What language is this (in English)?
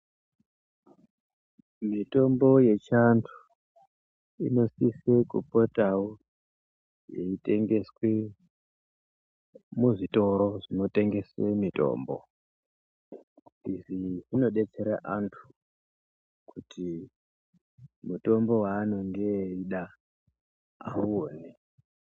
Ndau